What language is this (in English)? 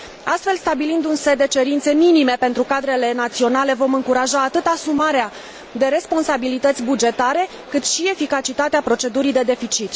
Romanian